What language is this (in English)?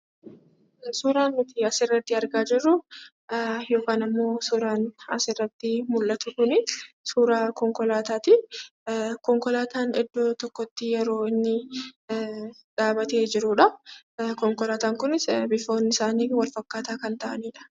Oromo